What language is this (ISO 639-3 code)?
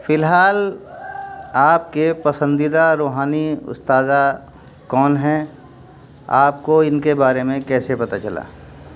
urd